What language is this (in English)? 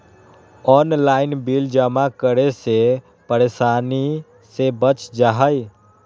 Magahi